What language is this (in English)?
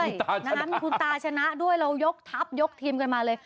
Thai